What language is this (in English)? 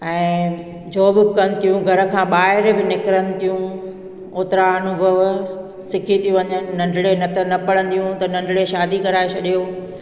Sindhi